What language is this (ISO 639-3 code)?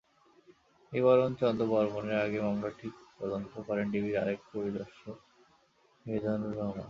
ben